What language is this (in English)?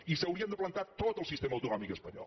Catalan